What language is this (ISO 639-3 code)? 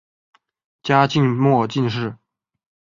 zho